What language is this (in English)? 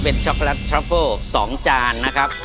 Thai